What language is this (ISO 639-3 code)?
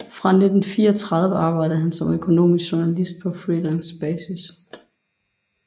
dan